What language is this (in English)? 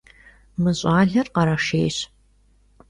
Kabardian